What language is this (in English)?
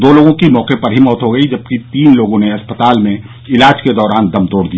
Hindi